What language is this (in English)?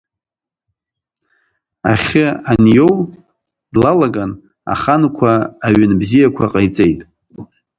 Abkhazian